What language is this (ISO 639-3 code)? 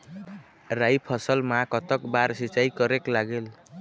hne